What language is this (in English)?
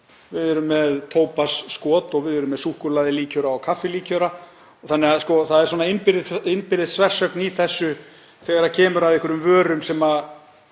Icelandic